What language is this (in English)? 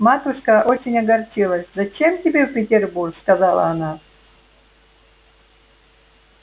Russian